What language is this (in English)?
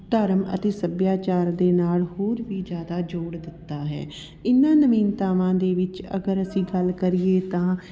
Punjabi